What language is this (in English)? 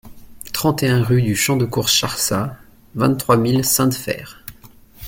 French